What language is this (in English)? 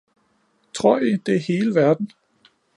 Danish